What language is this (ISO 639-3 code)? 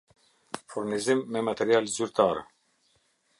sqi